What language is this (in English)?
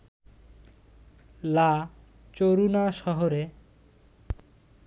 Bangla